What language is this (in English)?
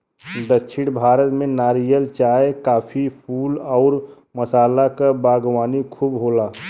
Bhojpuri